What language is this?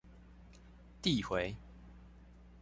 Chinese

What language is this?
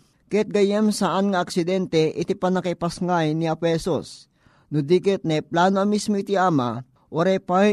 Filipino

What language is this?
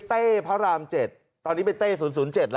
Thai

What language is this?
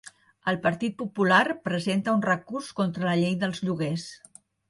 Catalan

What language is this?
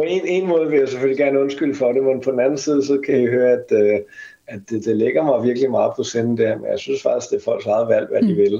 Danish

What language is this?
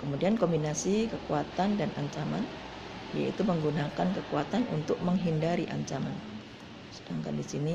Indonesian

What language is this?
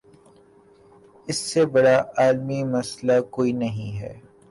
Urdu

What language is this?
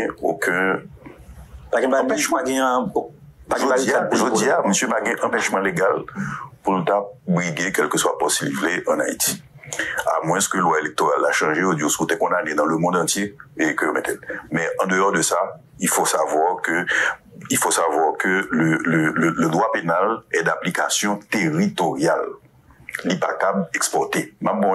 French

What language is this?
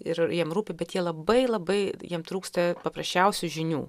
Lithuanian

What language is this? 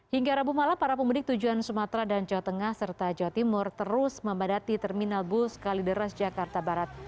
Indonesian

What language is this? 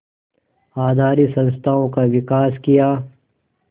Hindi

